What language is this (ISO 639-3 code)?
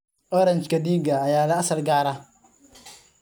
som